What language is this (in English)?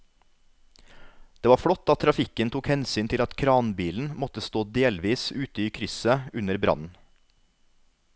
Norwegian